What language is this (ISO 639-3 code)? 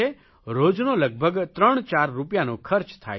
guj